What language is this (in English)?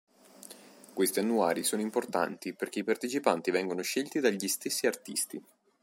Italian